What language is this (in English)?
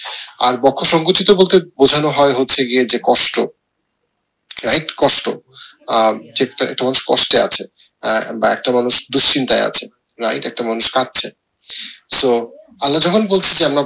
Bangla